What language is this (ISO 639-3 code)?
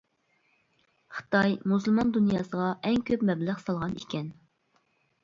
uig